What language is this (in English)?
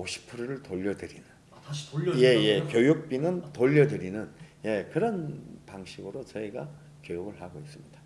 Korean